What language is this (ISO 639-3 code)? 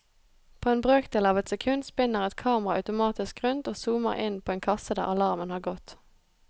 nor